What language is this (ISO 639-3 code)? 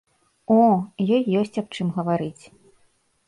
bel